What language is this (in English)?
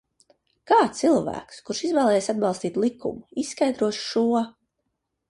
Latvian